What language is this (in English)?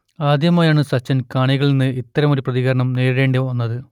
Malayalam